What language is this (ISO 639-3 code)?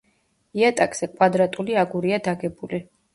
kat